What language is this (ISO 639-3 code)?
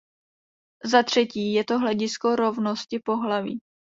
ces